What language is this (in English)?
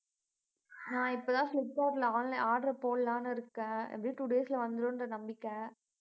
Tamil